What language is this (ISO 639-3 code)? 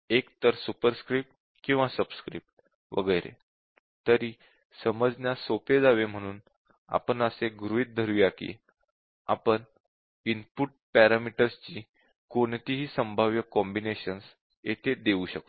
mar